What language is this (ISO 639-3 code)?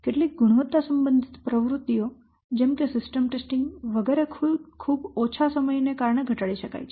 guj